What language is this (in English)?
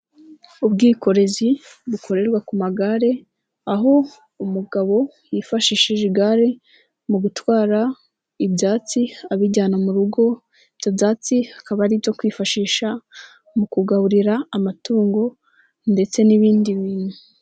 Kinyarwanda